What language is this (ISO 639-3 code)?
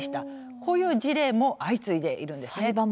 jpn